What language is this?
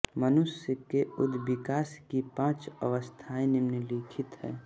Hindi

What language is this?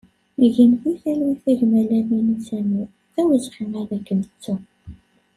Kabyle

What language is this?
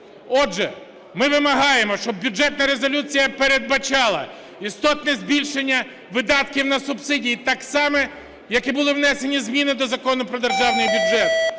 Ukrainian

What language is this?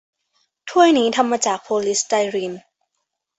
Thai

